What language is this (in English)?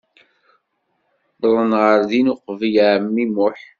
Kabyle